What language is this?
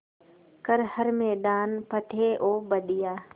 Hindi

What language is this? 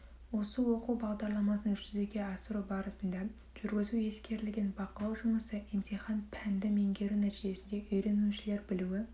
Kazakh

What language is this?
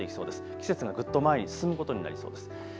Japanese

